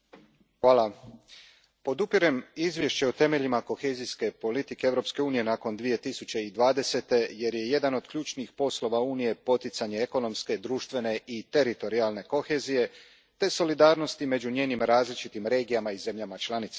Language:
Croatian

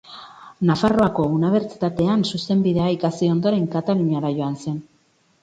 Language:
Basque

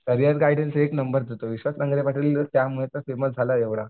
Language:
Marathi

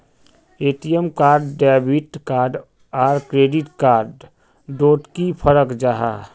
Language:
Magahi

